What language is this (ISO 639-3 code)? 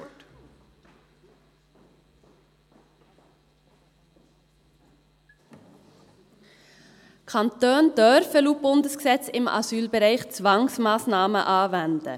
gsw